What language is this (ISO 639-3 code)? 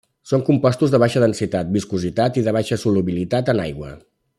cat